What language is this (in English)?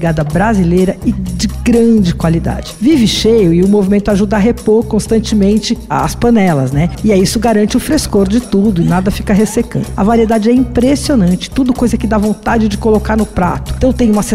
Portuguese